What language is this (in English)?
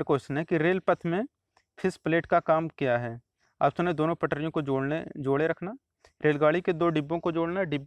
Hindi